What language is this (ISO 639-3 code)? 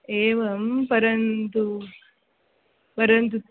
san